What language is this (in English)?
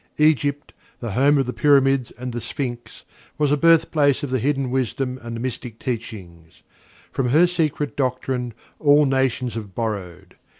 English